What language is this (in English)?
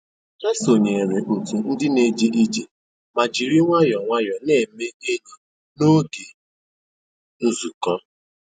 Igbo